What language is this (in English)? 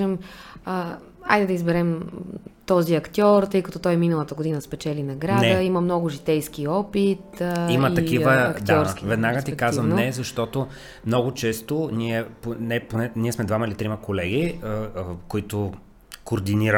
Bulgarian